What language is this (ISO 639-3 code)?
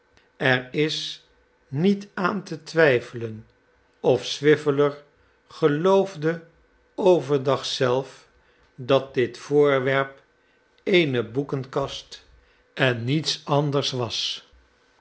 nld